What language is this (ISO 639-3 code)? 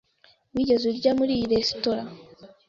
kin